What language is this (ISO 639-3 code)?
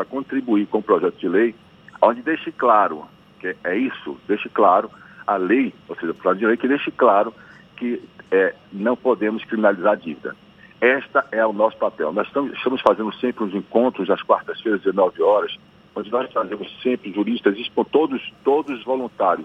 por